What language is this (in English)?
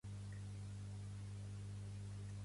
Catalan